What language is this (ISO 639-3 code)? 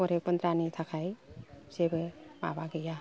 brx